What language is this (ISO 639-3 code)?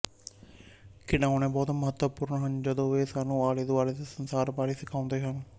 pan